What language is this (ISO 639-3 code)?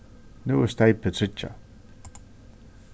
fao